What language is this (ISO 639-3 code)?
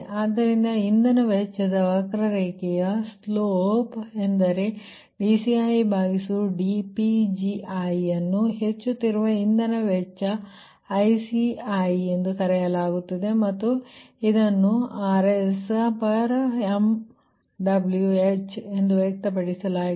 kan